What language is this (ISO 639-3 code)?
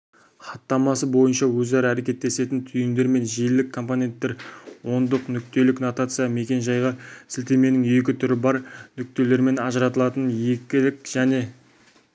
kaz